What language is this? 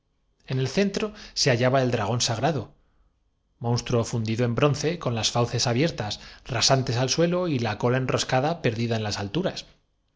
Spanish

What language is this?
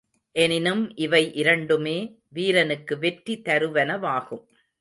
Tamil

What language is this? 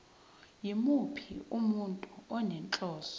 Zulu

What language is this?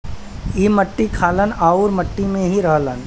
Bhojpuri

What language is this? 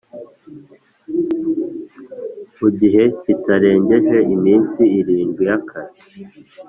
Kinyarwanda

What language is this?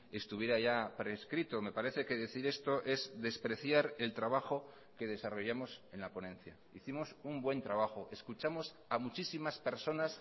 Spanish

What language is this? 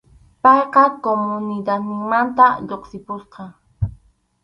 Arequipa-La Unión Quechua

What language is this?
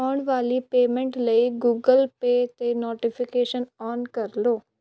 Punjabi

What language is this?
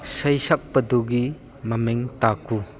Manipuri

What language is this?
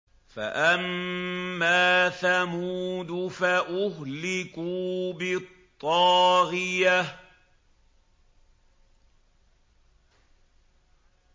Arabic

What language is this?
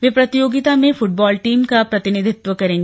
Hindi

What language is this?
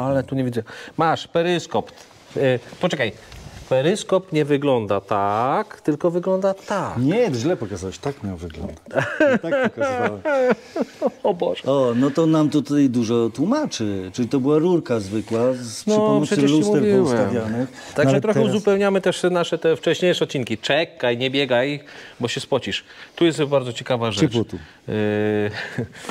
Polish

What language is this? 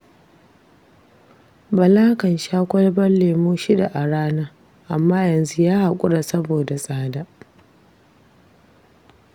Hausa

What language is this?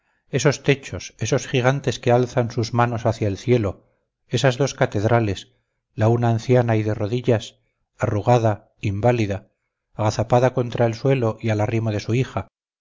Spanish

